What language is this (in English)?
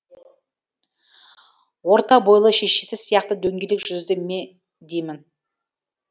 Kazakh